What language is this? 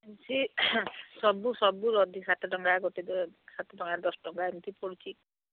Odia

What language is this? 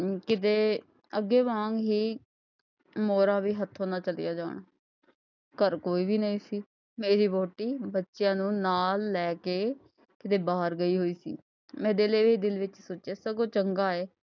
Punjabi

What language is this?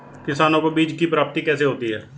Hindi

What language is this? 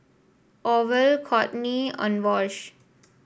English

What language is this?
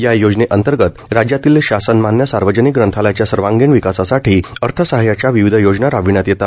Marathi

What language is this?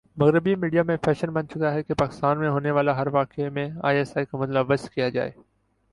Urdu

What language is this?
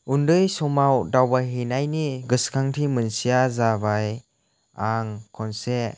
Bodo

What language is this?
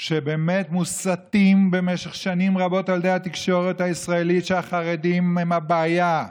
Hebrew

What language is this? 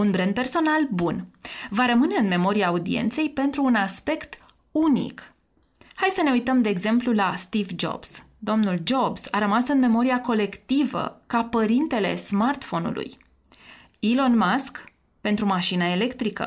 Romanian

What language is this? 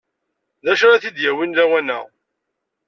Kabyle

